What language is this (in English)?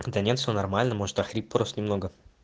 Russian